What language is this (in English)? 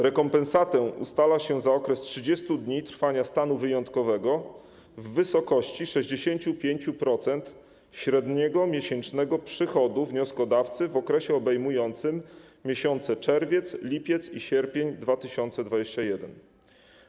Polish